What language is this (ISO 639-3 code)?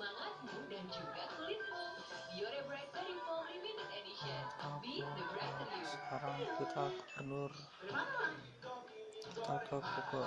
ind